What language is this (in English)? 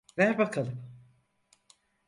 Turkish